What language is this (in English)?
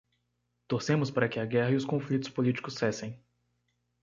Portuguese